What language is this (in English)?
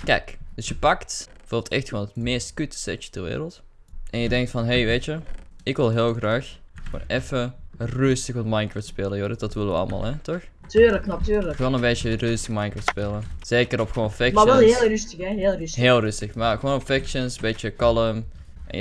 Dutch